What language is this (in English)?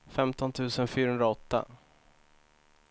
Swedish